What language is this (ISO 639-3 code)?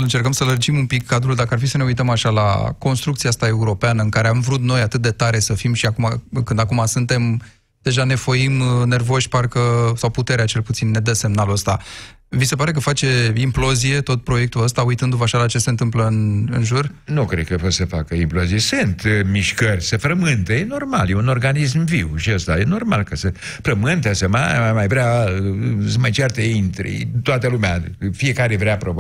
ron